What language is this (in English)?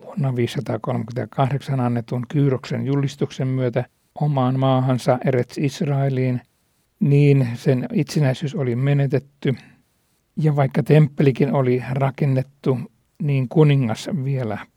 Finnish